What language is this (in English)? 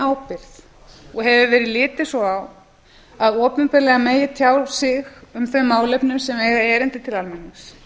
Icelandic